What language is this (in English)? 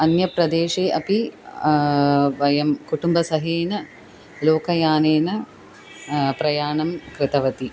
Sanskrit